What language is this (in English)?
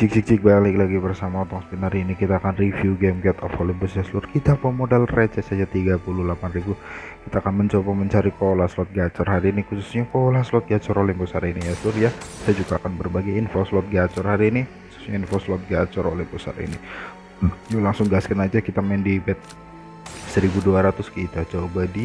Indonesian